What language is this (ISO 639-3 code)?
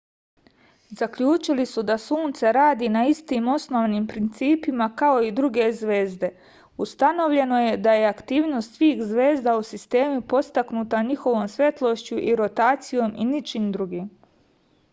srp